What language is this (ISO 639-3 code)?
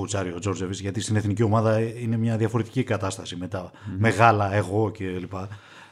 ell